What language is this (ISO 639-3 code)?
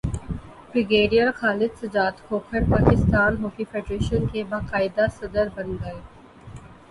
urd